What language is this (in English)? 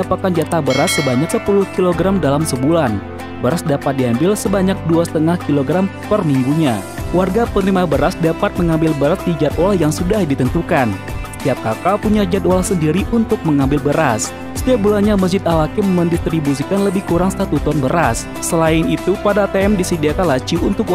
Indonesian